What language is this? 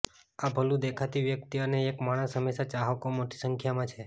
Gujarati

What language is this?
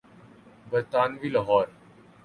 Urdu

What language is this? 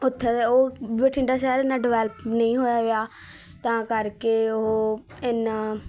Punjabi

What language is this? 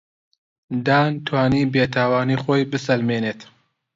Central Kurdish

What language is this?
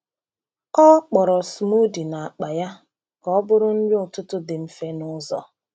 Igbo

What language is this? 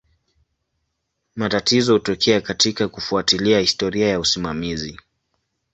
Swahili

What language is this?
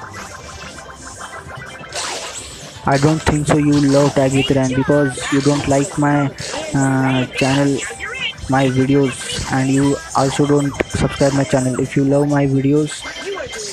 English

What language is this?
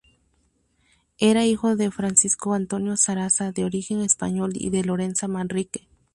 Spanish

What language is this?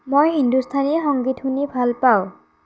Assamese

